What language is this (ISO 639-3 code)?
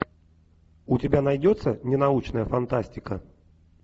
rus